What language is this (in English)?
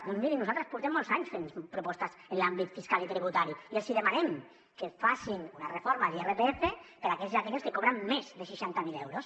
Catalan